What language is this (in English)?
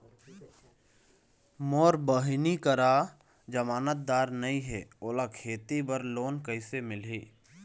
Chhattisgarhi